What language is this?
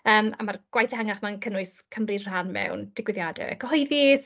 Welsh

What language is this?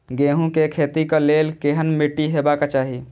Maithili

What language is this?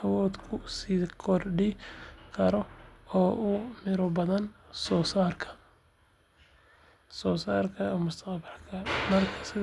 Somali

